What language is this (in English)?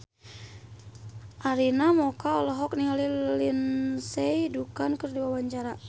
Sundanese